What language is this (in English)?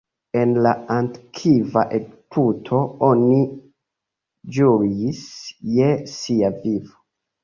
Esperanto